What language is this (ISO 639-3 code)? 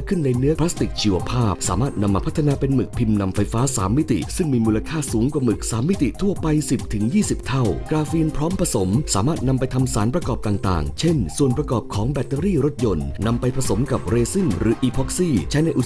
tha